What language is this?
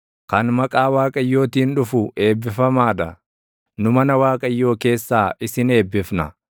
Oromo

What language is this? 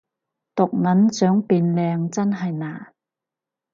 Cantonese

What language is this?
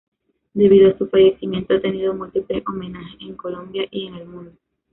Spanish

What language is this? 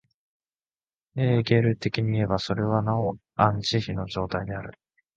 Japanese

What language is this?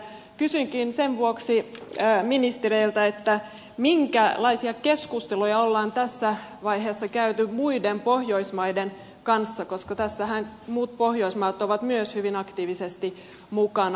Finnish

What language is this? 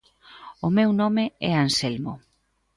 Galician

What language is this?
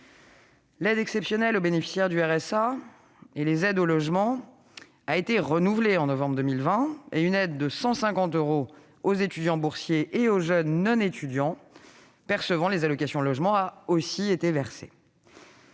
French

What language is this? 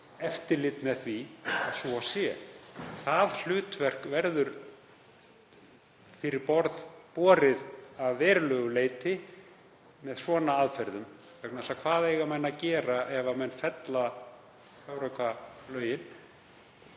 Icelandic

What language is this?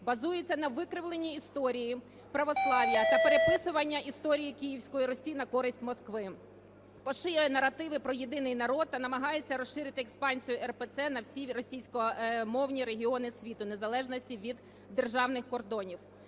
Ukrainian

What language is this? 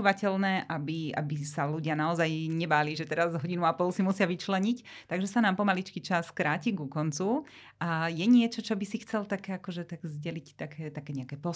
Slovak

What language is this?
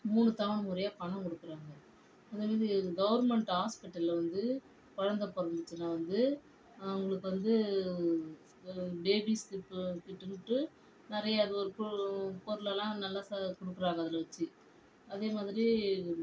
Tamil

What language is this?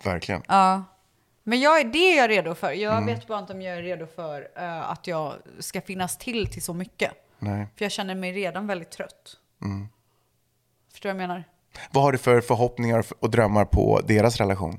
Swedish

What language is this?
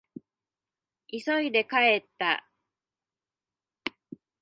Japanese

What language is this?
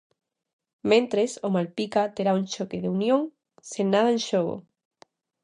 Galician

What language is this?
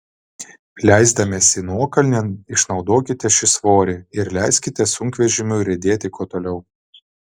Lithuanian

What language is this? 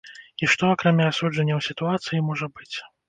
Belarusian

